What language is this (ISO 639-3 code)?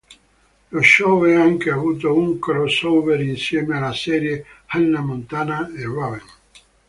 ita